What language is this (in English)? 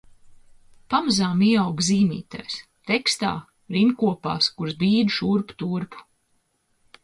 Latvian